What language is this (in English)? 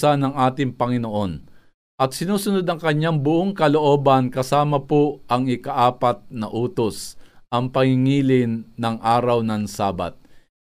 Filipino